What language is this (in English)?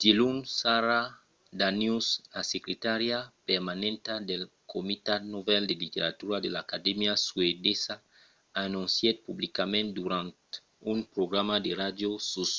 Occitan